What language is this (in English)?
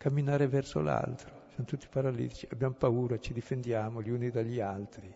Italian